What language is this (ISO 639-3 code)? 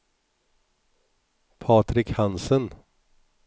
swe